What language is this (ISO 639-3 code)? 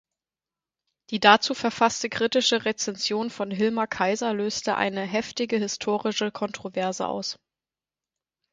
deu